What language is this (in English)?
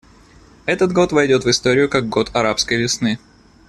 Russian